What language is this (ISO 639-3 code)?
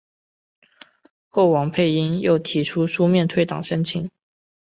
zho